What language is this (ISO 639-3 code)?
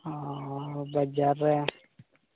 sat